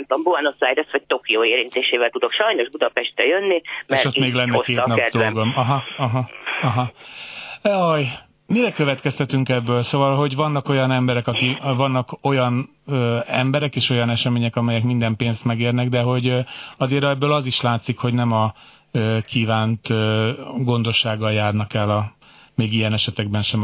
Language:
Hungarian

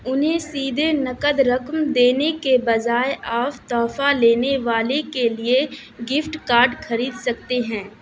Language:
Urdu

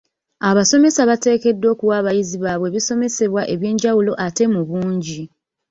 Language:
Ganda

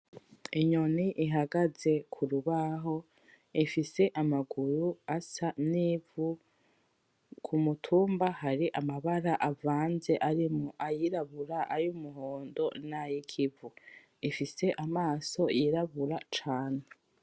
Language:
Rundi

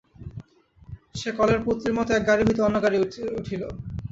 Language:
Bangla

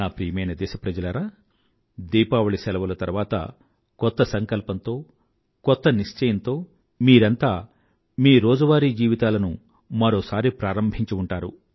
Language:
Telugu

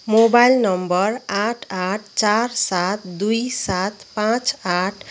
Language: Nepali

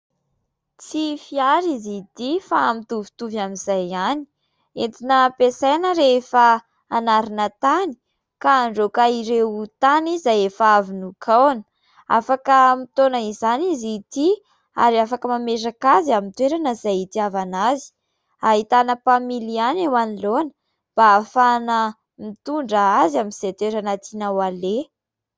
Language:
Malagasy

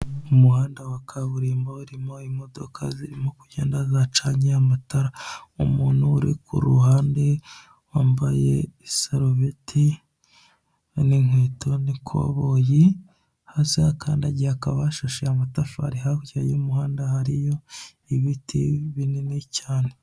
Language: Kinyarwanda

